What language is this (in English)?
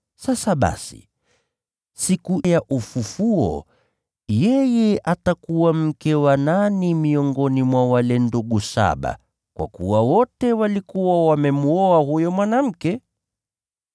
Swahili